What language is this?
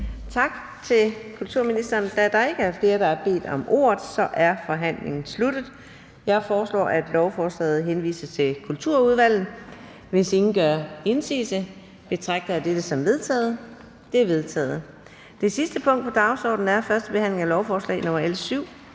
Danish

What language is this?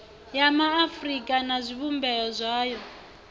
Venda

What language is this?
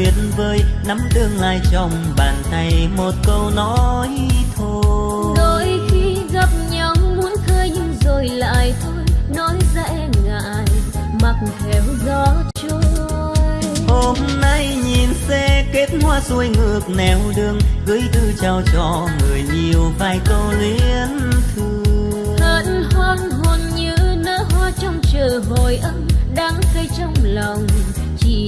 Vietnamese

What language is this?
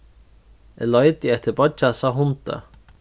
Faroese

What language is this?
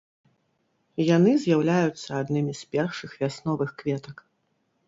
Belarusian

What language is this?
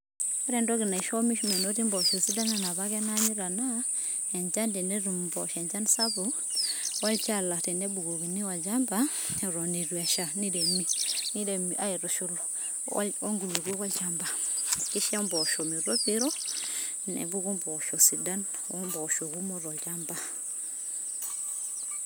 Masai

